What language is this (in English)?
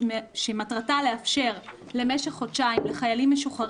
Hebrew